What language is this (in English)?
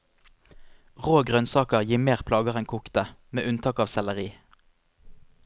Norwegian